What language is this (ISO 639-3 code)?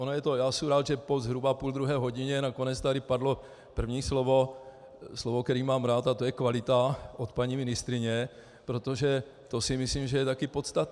ces